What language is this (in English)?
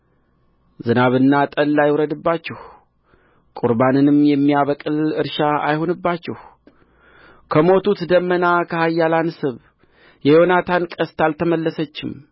Amharic